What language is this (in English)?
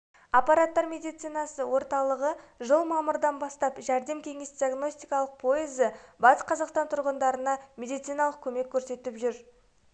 Kazakh